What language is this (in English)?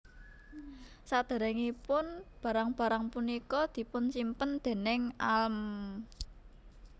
Javanese